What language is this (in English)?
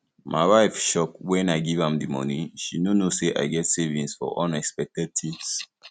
Nigerian Pidgin